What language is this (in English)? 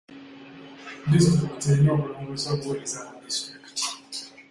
Ganda